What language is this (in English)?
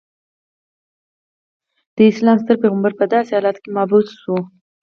Pashto